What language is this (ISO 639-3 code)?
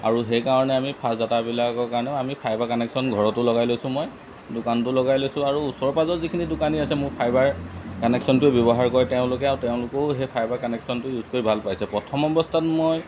asm